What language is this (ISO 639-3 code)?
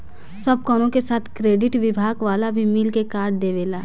bho